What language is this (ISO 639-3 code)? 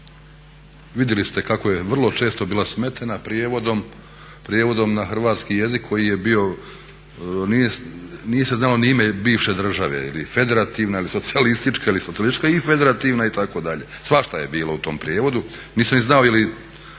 hrv